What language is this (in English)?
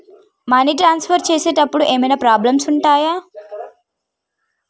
Telugu